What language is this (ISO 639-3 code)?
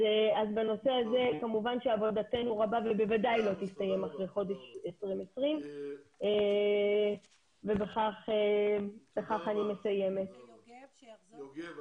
heb